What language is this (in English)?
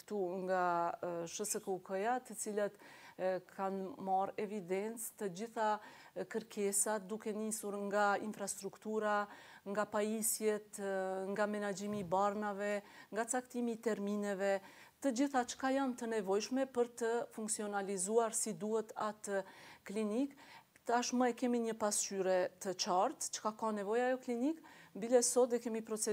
Romanian